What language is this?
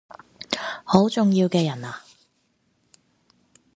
Cantonese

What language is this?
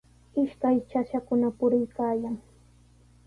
Sihuas Ancash Quechua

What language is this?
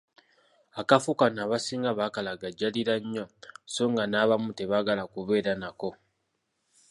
Ganda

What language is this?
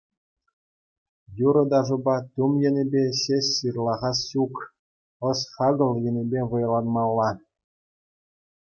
Chuvash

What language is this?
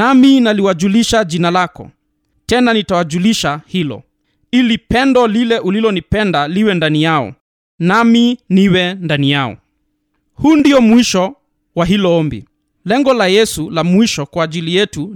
Swahili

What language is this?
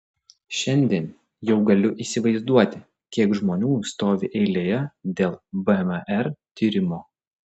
Lithuanian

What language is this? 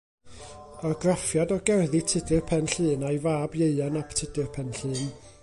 Welsh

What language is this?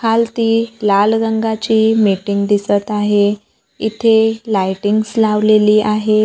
Marathi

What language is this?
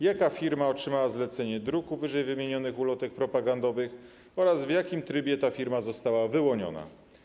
Polish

